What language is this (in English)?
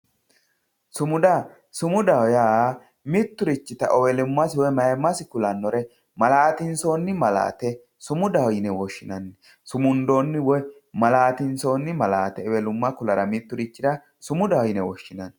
Sidamo